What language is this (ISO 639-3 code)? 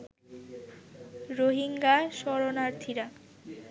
ben